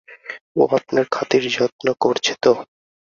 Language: Bangla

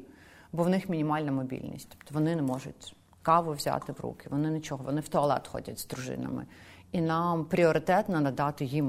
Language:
Ukrainian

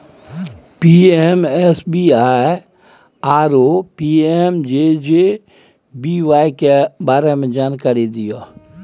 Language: Maithili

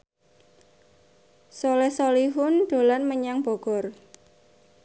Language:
Javanese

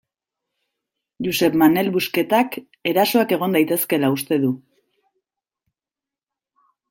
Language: Basque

